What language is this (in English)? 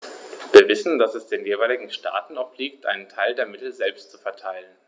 German